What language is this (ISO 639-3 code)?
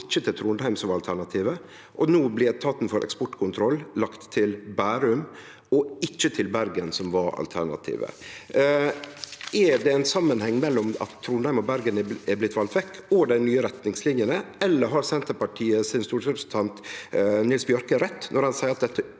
nor